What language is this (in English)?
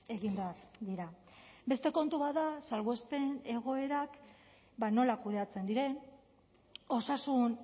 Basque